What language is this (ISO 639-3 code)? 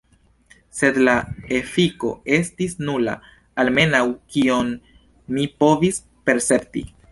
epo